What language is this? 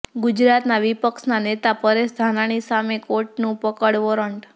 Gujarati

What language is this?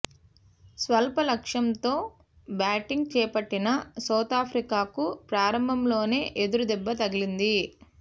Telugu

